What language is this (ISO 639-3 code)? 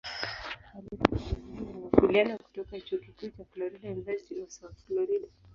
swa